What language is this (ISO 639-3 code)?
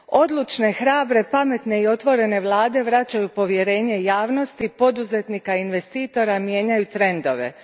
hrv